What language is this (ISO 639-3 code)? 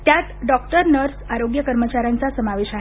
mar